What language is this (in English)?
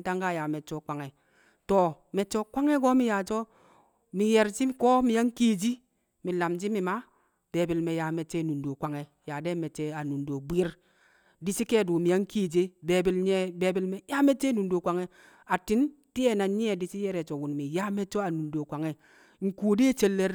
Kamo